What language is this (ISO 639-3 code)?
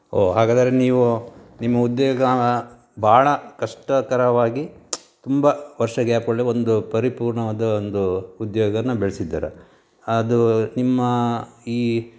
kan